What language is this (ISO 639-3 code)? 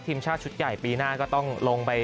tha